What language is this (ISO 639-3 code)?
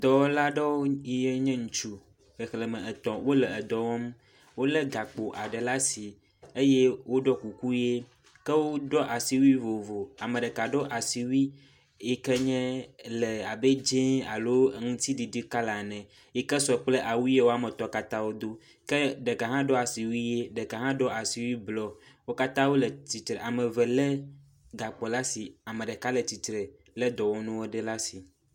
ewe